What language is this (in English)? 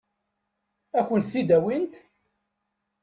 Kabyle